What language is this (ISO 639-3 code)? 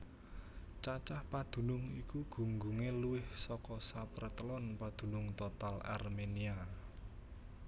jav